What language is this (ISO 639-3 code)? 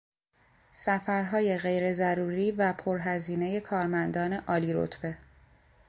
fas